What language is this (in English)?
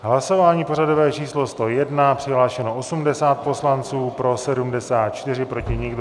Czech